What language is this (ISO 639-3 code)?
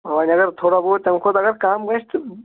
kas